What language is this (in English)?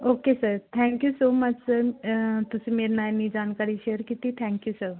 Punjabi